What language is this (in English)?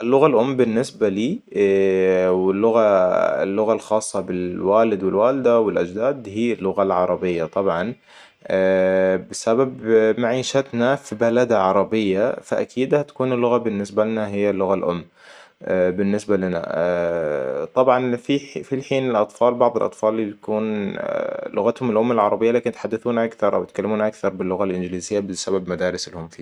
Hijazi Arabic